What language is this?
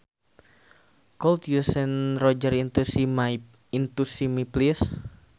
Sundanese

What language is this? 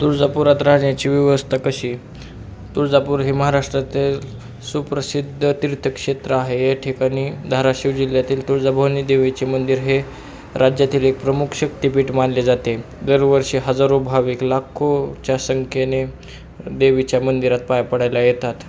Marathi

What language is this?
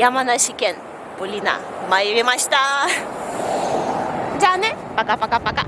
Japanese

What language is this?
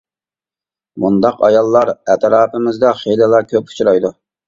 Uyghur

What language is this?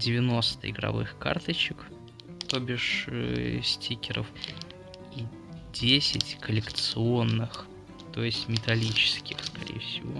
Russian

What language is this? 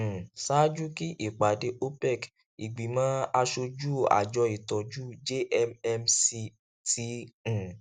Yoruba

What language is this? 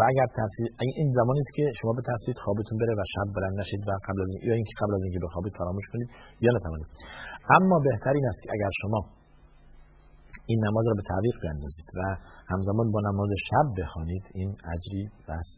Persian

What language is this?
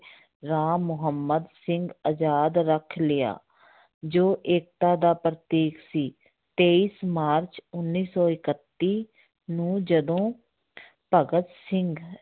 Punjabi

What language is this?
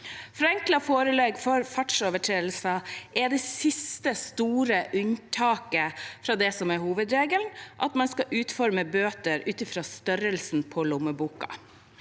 Norwegian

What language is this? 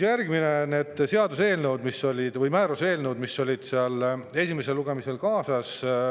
Estonian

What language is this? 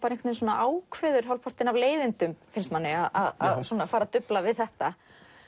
Icelandic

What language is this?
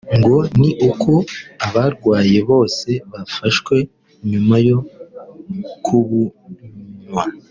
Kinyarwanda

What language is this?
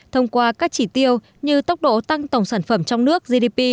Vietnamese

